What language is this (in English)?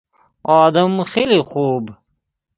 Persian